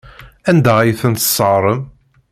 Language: Kabyle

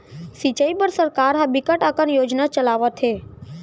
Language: Chhattisgarhi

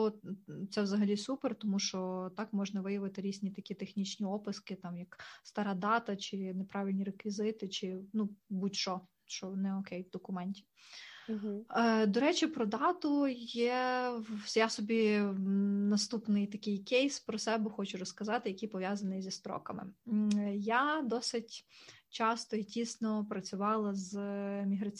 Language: Ukrainian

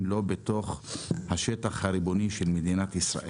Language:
Hebrew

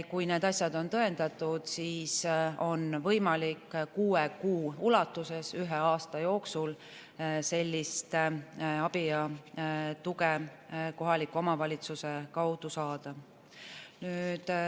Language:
Estonian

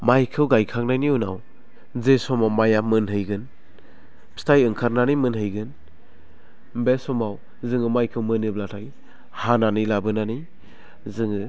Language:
Bodo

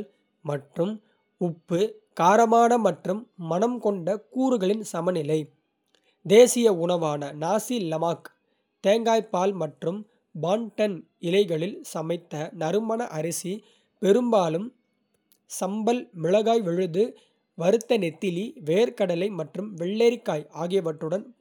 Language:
Kota (India)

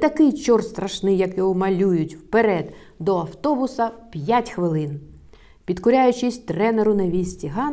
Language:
Ukrainian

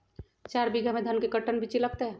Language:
Magahi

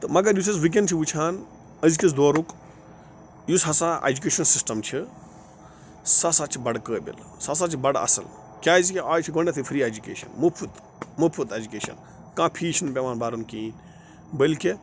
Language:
Kashmiri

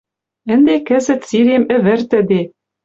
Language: Western Mari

